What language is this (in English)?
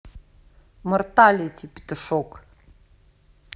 Russian